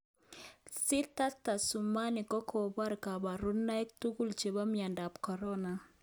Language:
Kalenjin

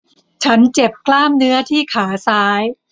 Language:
Thai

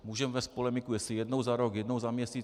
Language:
Czech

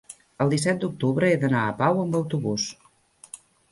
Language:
Catalan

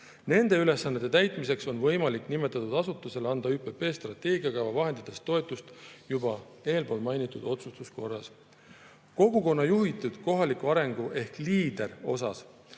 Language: Estonian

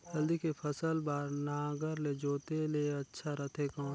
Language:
Chhattisgarhi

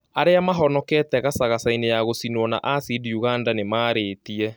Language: Kikuyu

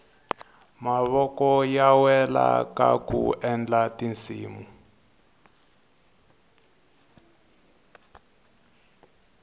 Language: Tsonga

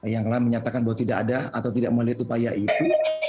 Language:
Indonesian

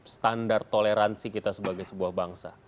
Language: Indonesian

